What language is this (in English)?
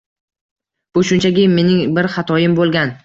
Uzbek